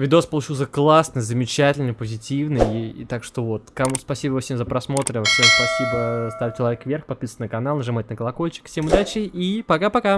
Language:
Russian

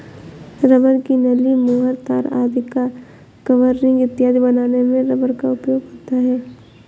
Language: Hindi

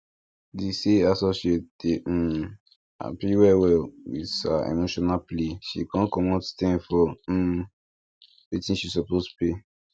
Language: Nigerian Pidgin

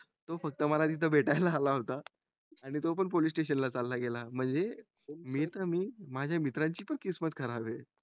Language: Marathi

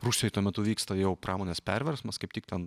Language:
Lithuanian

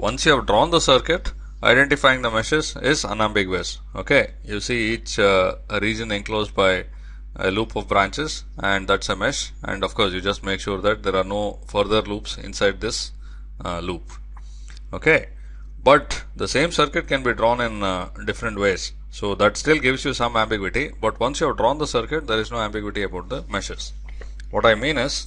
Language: English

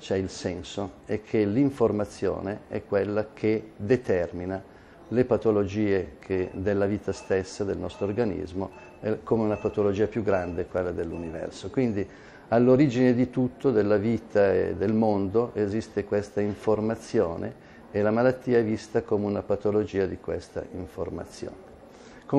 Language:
Italian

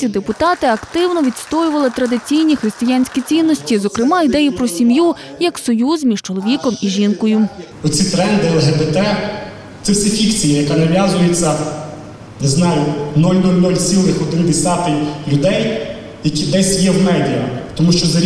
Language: Ukrainian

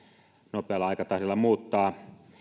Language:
Finnish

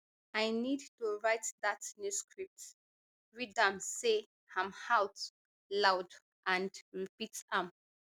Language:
Nigerian Pidgin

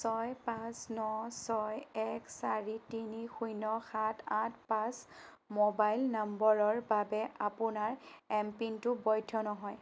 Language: Assamese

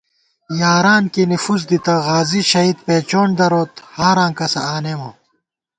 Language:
Gawar-Bati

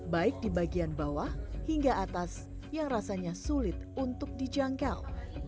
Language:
Indonesian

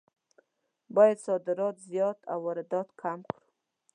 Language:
Pashto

